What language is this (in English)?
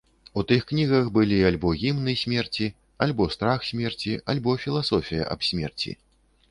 Belarusian